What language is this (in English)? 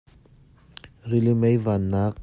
Hakha Chin